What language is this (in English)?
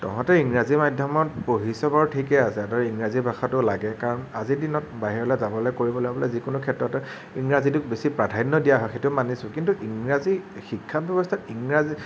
Assamese